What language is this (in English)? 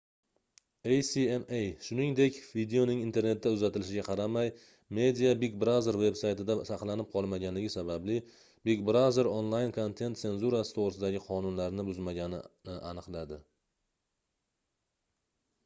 Uzbek